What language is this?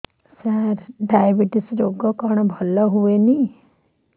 Odia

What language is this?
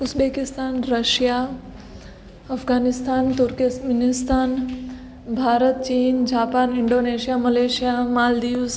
Gujarati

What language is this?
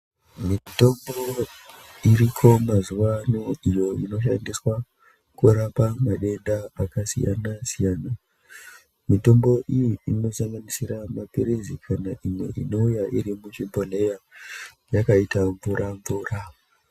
Ndau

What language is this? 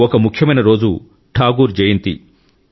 Telugu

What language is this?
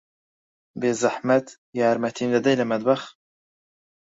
Central Kurdish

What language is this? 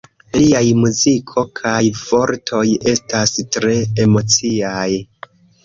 Esperanto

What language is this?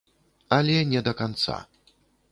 Belarusian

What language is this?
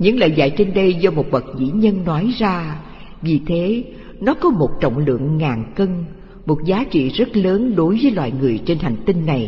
Vietnamese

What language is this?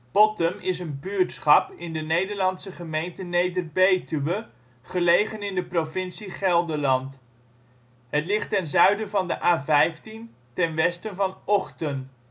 Dutch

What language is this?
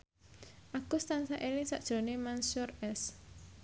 Javanese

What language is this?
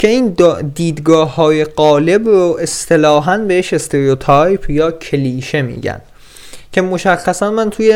Persian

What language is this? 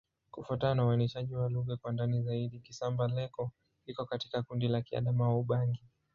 Swahili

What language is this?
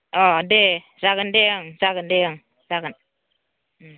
Bodo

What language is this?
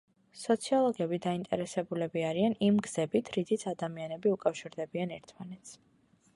Georgian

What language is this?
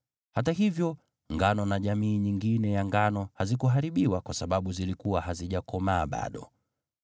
Swahili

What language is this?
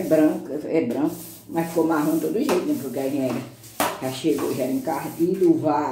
Portuguese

